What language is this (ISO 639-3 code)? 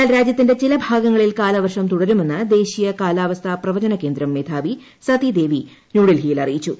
mal